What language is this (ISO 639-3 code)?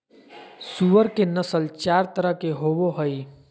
mag